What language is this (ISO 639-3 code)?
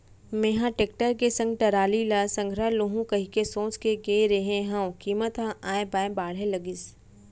hne